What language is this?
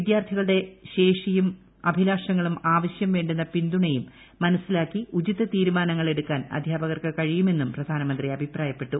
Malayalam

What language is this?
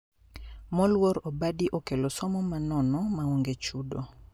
Luo (Kenya and Tanzania)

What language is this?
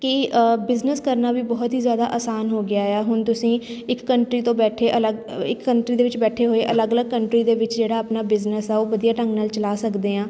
Punjabi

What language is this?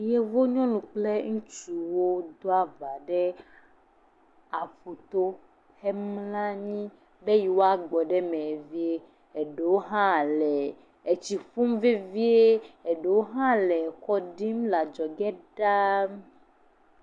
Ewe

